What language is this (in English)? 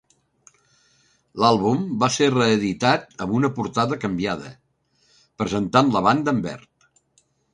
Catalan